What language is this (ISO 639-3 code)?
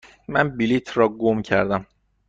fas